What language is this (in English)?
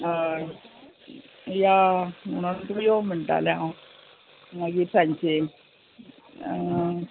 Konkani